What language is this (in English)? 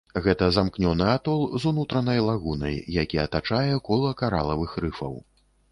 Belarusian